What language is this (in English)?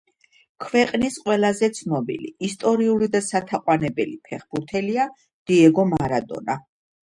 Georgian